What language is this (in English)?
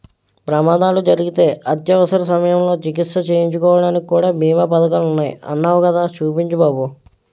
Telugu